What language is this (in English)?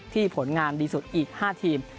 Thai